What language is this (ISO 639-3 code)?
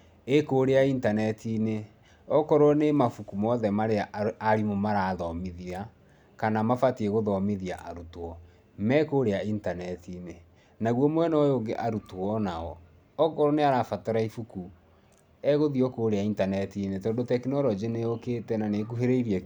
kik